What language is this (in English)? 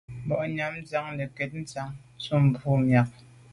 Medumba